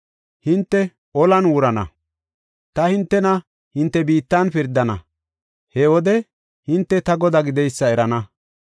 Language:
Gofa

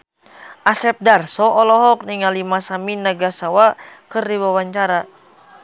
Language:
Sundanese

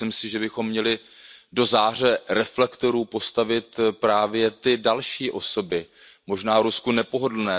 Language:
Czech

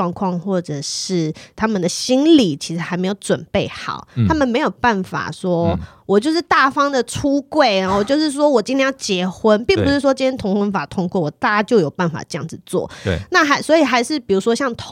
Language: Chinese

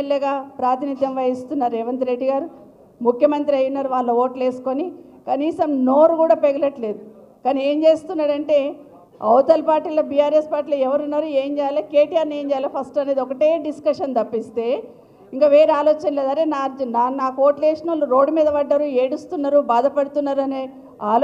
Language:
Telugu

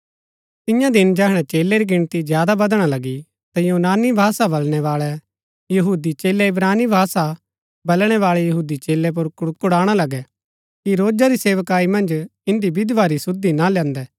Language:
Gaddi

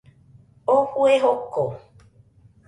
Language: Nüpode Huitoto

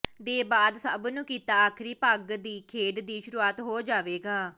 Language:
Punjabi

